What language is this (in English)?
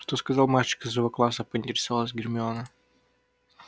Russian